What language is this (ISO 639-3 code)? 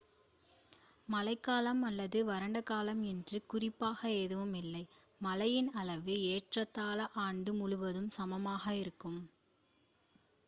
tam